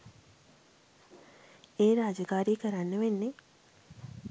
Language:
Sinhala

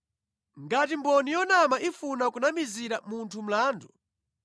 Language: Nyanja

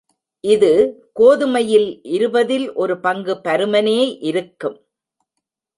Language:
Tamil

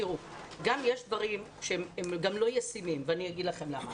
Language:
Hebrew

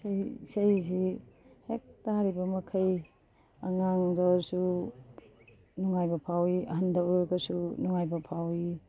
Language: Manipuri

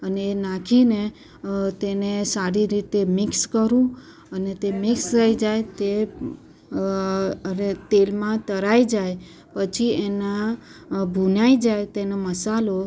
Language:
Gujarati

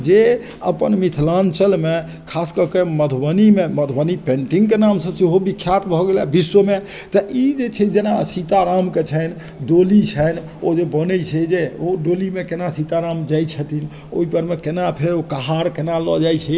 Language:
Maithili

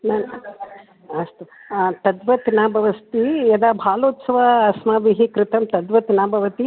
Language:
Sanskrit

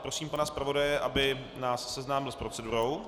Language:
Czech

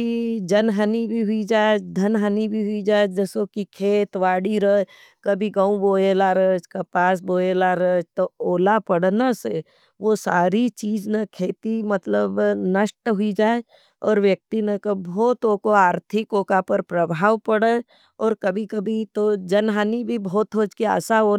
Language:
Nimadi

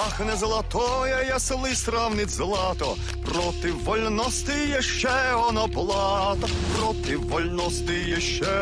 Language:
Ukrainian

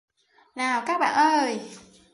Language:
Vietnamese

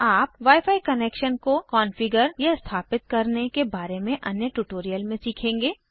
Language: Hindi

